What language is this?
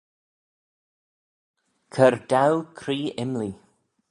Manx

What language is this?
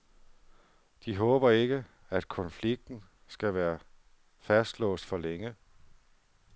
Danish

